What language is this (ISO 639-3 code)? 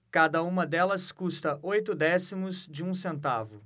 por